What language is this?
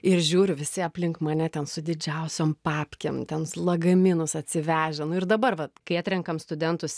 Lithuanian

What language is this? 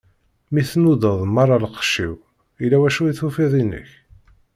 Kabyle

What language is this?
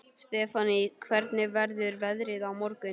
Icelandic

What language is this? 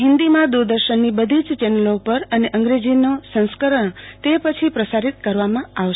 Gujarati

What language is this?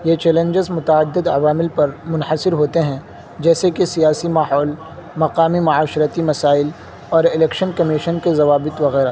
Urdu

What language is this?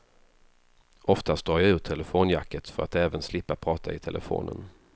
Swedish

